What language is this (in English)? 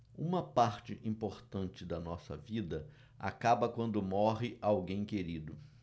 Portuguese